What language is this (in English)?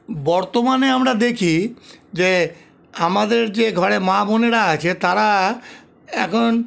Bangla